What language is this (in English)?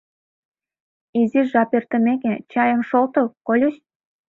Mari